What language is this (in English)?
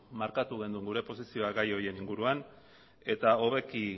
Basque